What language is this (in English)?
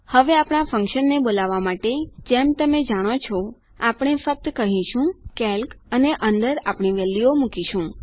Gujarati